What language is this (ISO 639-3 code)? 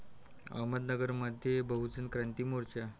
mar